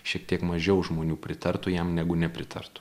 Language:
Lithuanian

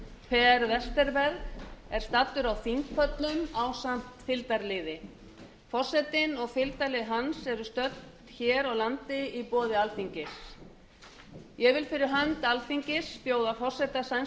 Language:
Icelandic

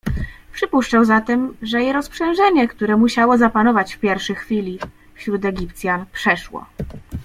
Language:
Polish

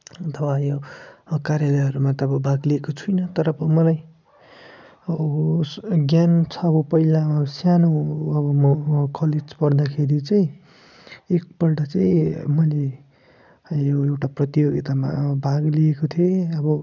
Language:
Nepali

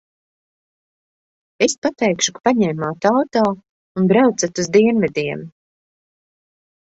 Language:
Latvian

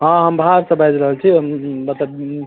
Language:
Maithili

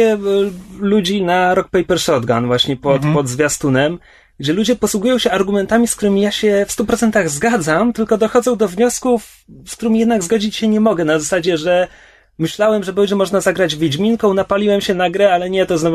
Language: Polish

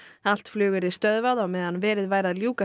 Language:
Icelandic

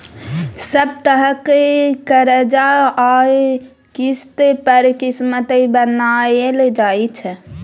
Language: Maithili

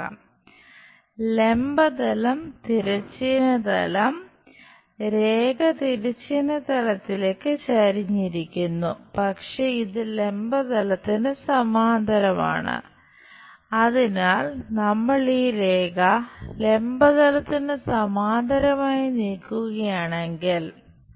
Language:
Malayalam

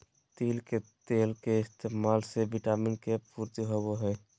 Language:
Magahi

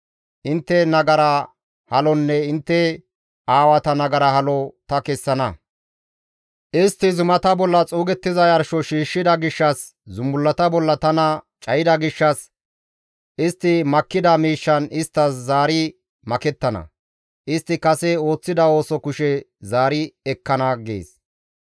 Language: Gamo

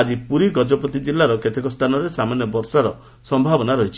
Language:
Odia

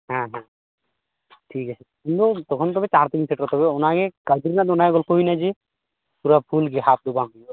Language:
Santali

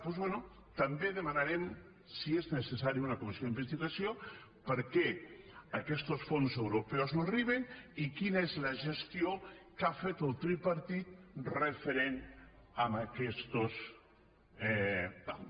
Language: Catalan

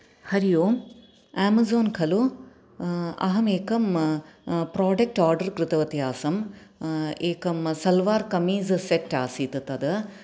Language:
Sanskrit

